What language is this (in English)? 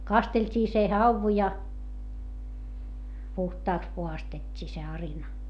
Finnish